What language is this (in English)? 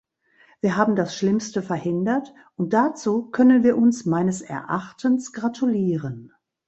German